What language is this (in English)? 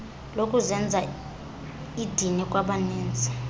Xhosa